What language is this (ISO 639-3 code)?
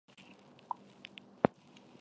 zho